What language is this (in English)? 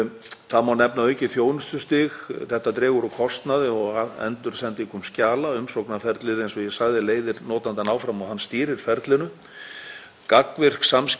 Icelandic